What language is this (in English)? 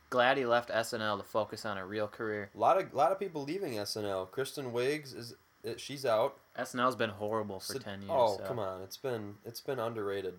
English